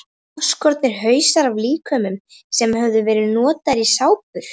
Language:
Icelandic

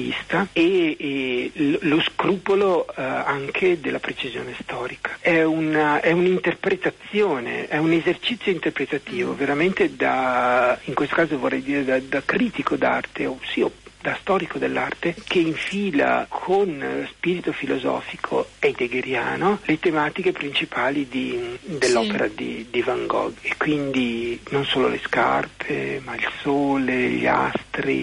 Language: Italian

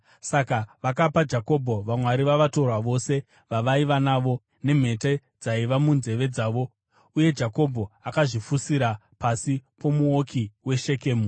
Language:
Shona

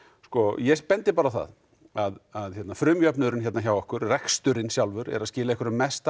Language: Icelandic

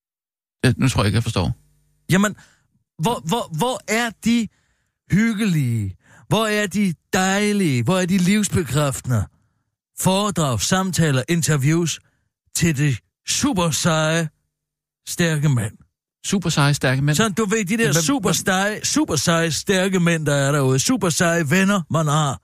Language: Danish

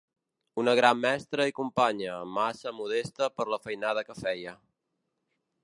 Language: Catalan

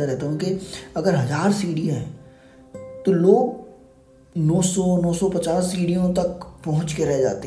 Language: Hindi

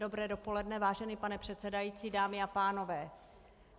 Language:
Czech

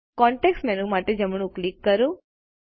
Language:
Gujarati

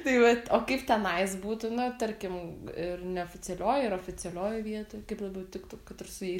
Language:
Lithuanian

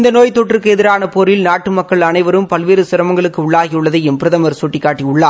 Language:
Tamil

